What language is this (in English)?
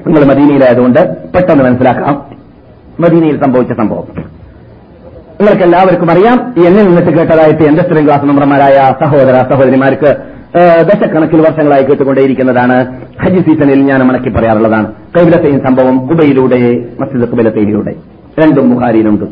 Malayalam